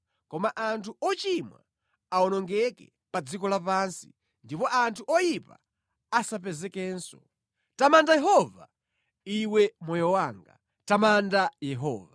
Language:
Nyanja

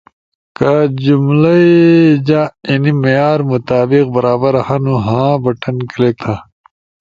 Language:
Ushojo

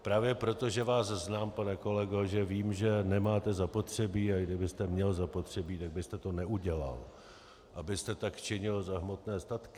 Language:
Czech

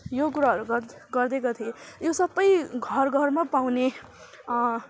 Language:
Nepali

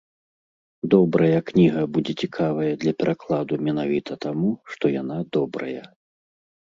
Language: Belarusian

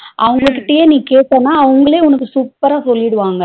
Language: Tamil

